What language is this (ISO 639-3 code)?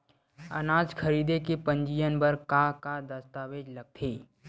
hne